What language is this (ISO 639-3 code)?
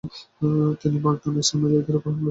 ben